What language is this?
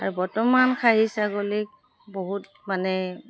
Assamese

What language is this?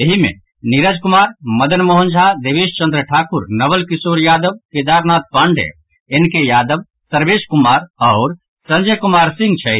Maithili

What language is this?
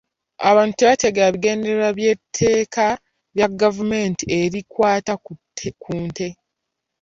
Ganda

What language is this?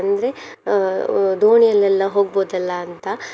Kannada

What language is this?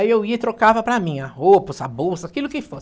Portuguese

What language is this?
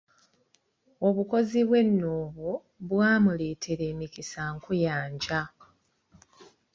Ganda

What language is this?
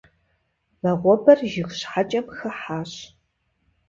Kabardian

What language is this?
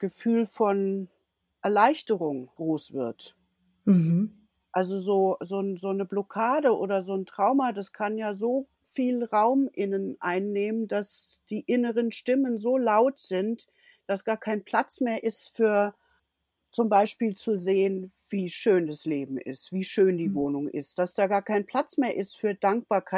German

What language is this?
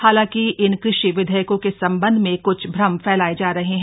Hindi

